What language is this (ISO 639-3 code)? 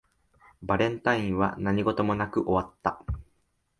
jpn